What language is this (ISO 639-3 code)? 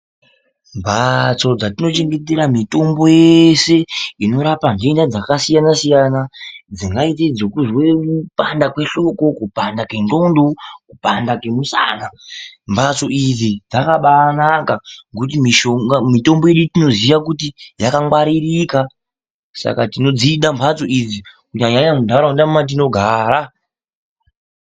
ndc